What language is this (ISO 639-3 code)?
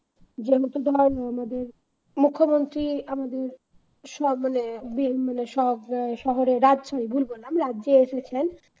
ben